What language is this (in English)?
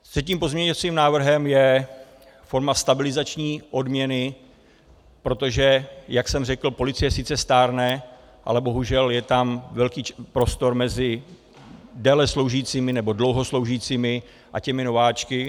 Czech